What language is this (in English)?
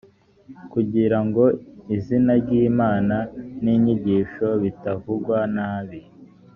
Kinyarwanda